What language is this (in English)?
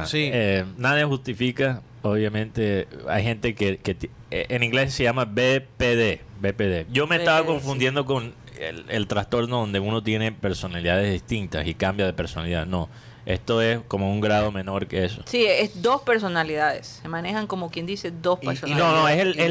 Spanish